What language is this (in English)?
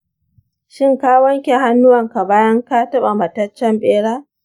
Hausa